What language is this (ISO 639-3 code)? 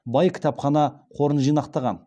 kaz